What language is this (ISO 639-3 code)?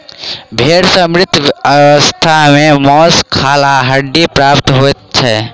mai